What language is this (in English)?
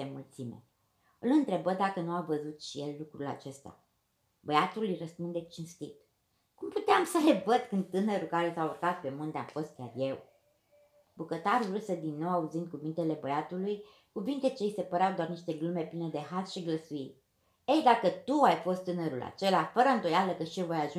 Romanian